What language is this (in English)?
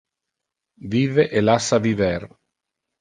Interlingua